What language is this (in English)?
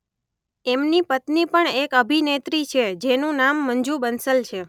Gujarati